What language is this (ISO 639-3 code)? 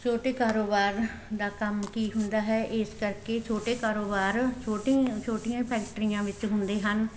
pan